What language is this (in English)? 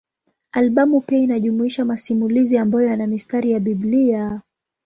Swahili